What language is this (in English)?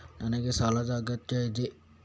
Kannada